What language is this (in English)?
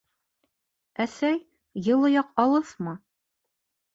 Bashkir